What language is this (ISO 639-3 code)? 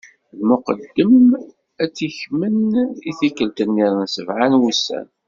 kab